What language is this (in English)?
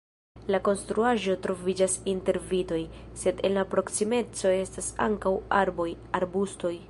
Esperanto